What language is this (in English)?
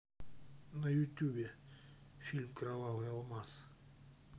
Russian